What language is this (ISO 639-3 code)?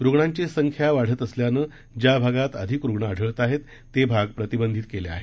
mar